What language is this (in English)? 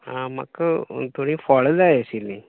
Konkani